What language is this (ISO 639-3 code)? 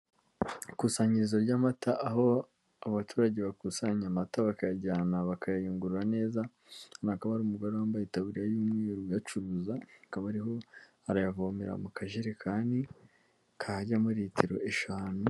kin